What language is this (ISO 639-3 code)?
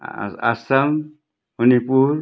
nep